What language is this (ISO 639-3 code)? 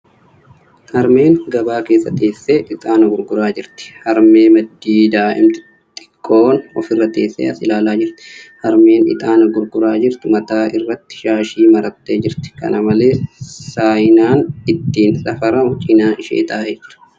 orm